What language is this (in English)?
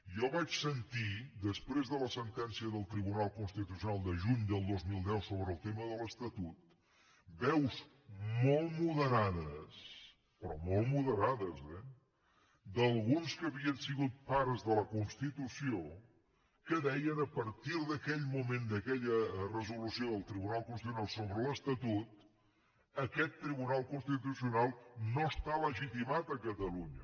Catalan